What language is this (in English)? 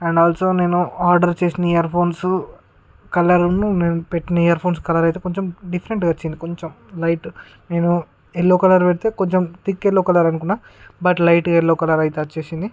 Telugu